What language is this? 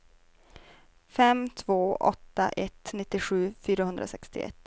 Swedish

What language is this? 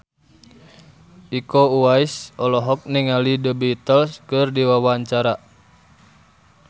Sundanese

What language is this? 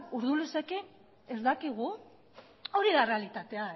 Basque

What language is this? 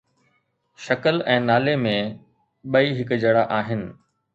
Sindhi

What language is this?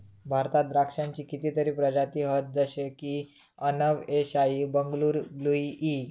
Marathi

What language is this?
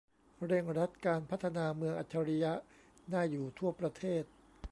Thai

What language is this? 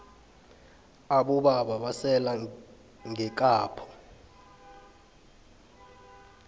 South Ndebele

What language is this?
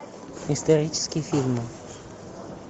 Russian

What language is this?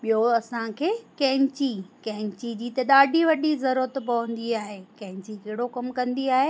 Sindhi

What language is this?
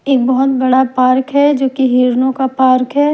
Hindi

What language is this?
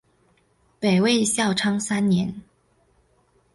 Chinese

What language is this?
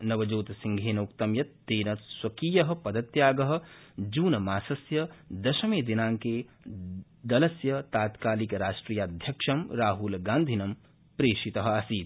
Sanskrit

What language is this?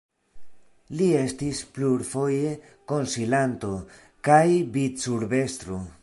Esperanto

